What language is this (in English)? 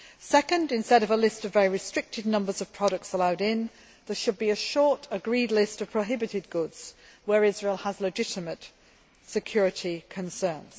English